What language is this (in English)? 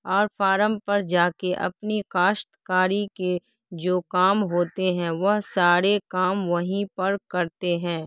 Urdu